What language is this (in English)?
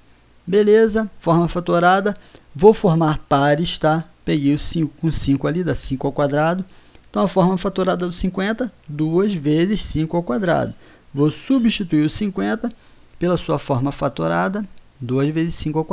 Portuguese